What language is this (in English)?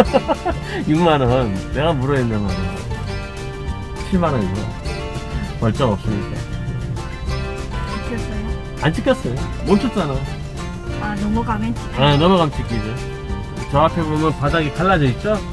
Korean